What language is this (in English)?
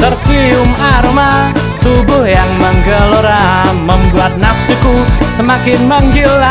Indonesian